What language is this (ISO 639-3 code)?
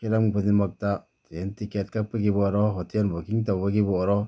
mni